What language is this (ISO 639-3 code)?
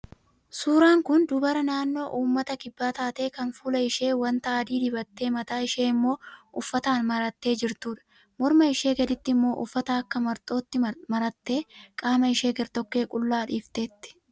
orm